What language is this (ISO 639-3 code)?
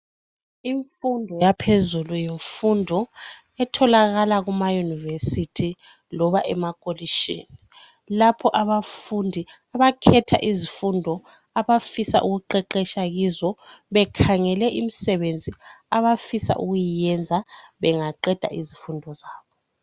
nde